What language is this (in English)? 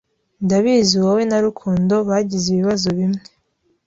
Kinyarwanda